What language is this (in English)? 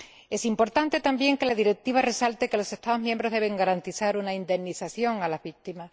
Spanish